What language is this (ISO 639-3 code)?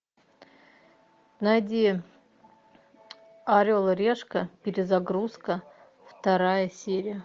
rus